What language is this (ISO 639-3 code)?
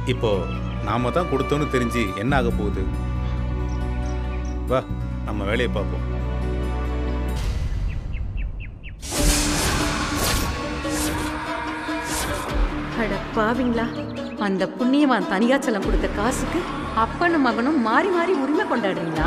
tam